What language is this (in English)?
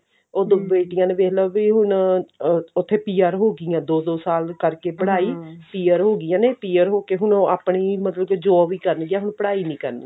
Punjabi